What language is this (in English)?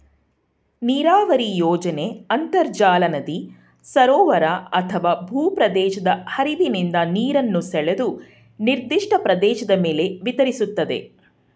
Kannada